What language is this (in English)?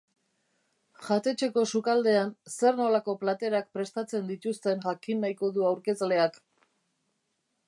Basque